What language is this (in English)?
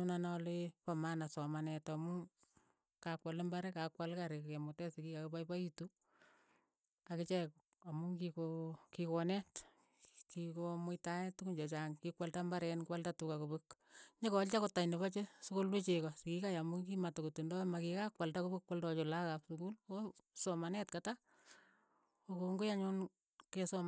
Keiyo